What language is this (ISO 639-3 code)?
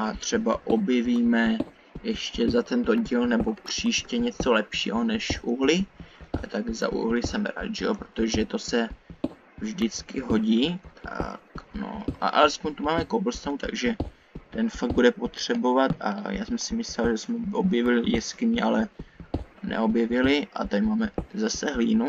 ces